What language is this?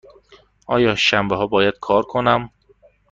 Persian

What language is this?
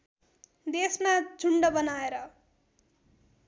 Nepali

